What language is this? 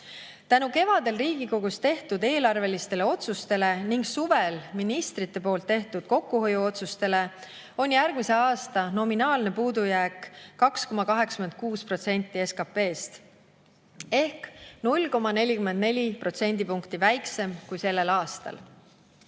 Estonian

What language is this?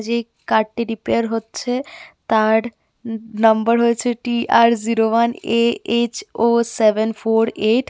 Bangla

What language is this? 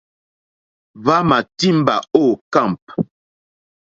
Mokpwe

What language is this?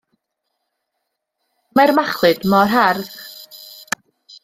Welsh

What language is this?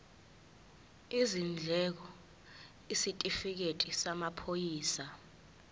Zulu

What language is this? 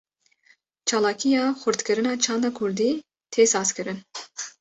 Kurdish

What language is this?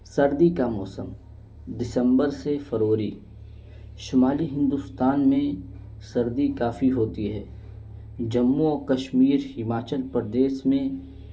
Urdu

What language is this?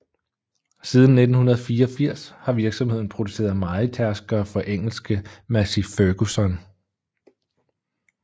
Danish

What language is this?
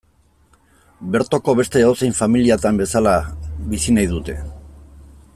Basque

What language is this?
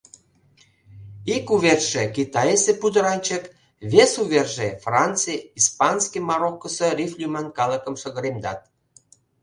Mari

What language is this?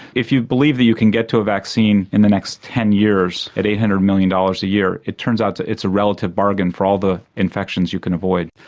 English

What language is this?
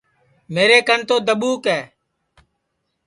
Sansi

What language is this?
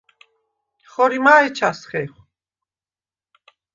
Svan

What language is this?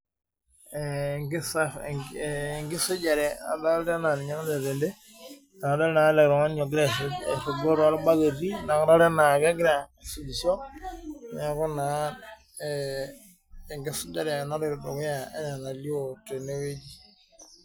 Masai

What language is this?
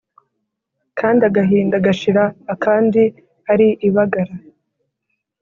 Kinyarwanda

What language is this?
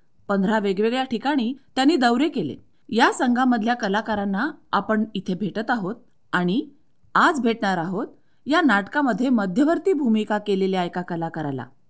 Marathi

